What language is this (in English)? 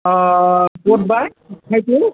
Assamese